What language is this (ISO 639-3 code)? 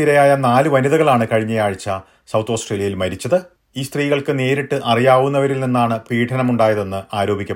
mal